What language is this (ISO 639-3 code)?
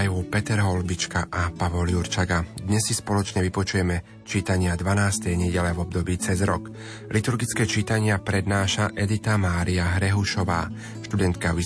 slk